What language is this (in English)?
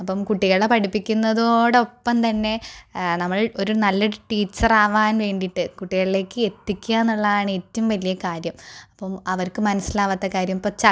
Malayalam